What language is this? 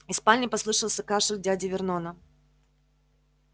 Russian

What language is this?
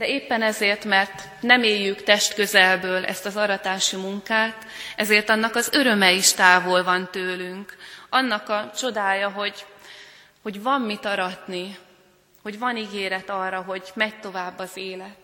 Hungarian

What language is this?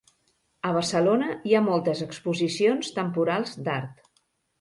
Catalan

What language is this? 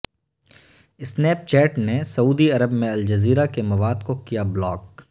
Urdu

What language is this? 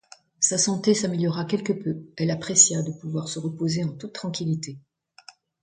French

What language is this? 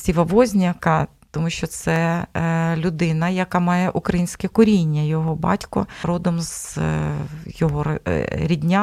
Ukrainian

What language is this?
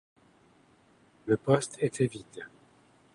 French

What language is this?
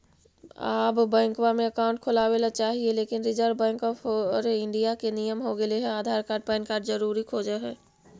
Magahi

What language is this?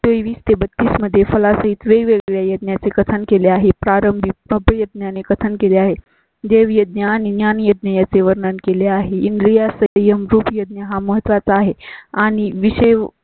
Marathi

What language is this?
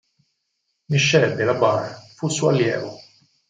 Italian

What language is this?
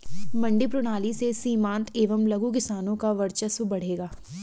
Hindi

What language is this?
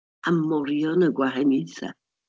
Welsh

